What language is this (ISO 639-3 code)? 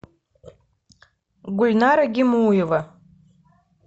rus